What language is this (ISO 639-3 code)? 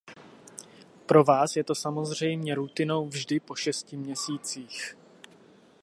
ces